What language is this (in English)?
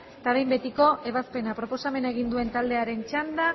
Basque